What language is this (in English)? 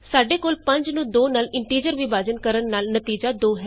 Punjabi